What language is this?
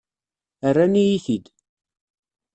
Kabyle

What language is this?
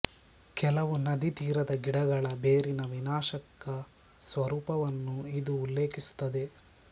Kannada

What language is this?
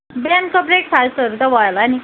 Nepali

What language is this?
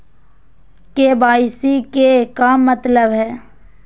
Magahi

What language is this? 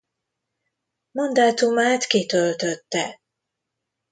Hungarian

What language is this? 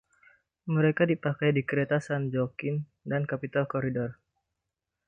Indonesian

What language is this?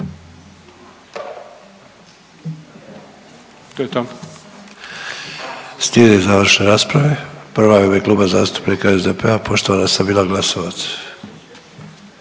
Croatian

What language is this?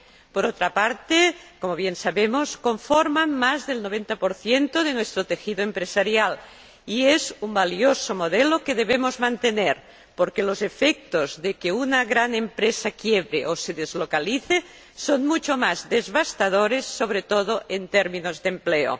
Spanish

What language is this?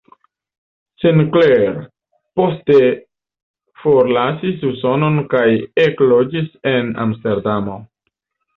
Esperanto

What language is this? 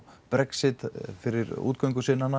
Icelandic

